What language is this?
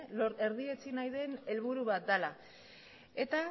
Basque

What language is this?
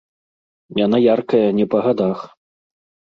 Belarusian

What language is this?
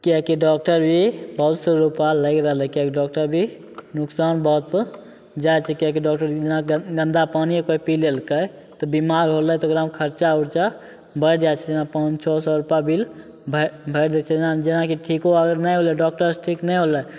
Maithili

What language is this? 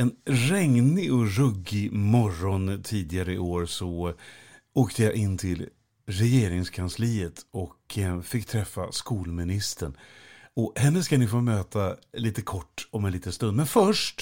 Swedish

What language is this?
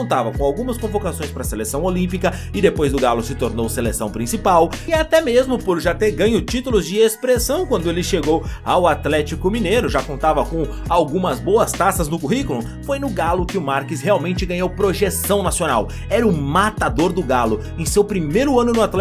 Portuguese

